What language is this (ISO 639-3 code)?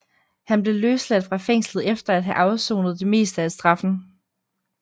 dan